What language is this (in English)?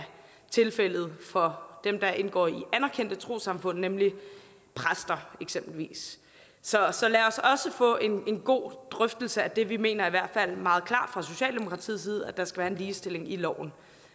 Danish